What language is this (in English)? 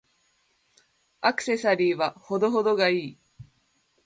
Japanese